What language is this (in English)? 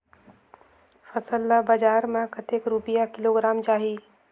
Chhattisgarhi